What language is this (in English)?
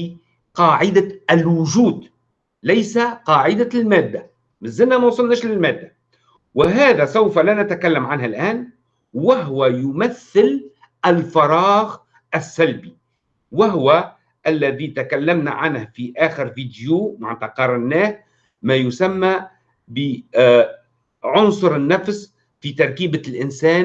Arabic